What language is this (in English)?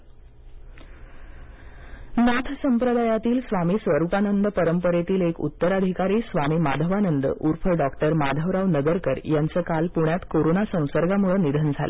Marathi